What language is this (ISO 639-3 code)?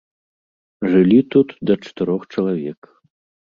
bel